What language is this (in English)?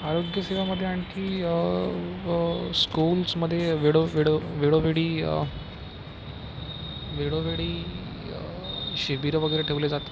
Marathi